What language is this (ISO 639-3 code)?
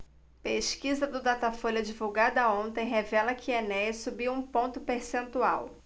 por